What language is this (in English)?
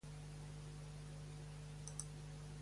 Catalan